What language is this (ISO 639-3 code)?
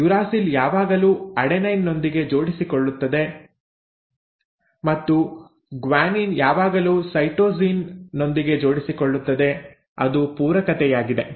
kan